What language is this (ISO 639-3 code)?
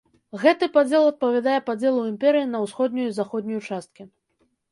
bel